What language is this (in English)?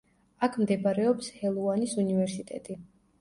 Georgian